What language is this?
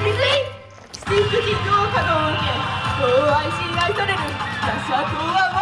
Japanese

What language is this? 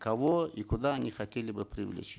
Kazakh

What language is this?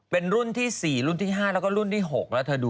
Thai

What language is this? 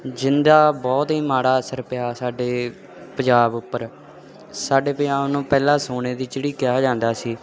Punjabi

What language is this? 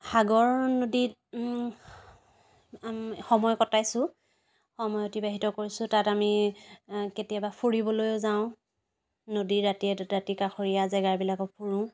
Assamese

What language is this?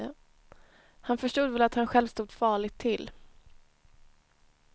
Swedish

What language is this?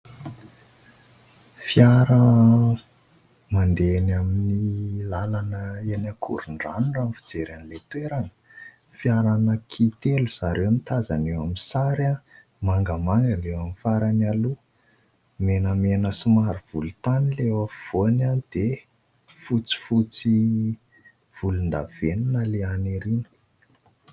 Malagasy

